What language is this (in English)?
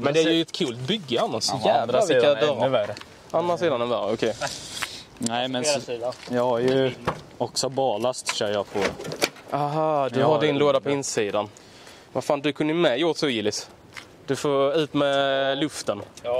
Swedish